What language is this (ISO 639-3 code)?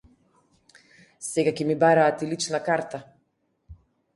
mkd